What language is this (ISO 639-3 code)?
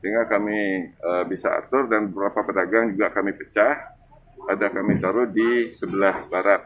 ind